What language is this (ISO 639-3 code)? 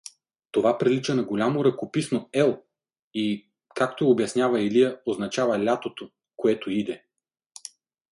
bul